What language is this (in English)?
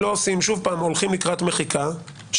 Hebrew